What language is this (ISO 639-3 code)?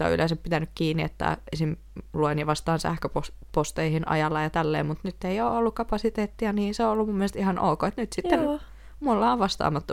fin